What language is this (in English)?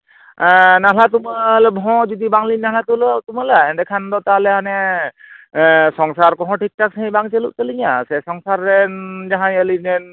Santali